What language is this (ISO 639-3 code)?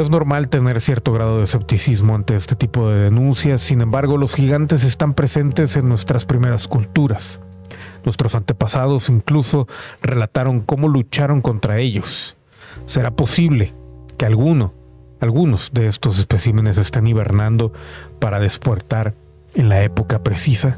spa